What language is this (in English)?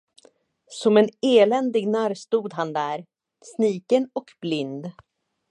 Swedish